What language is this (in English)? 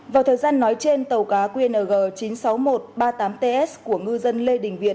Vietnamese